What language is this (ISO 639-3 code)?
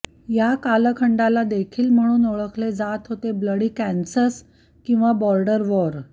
mar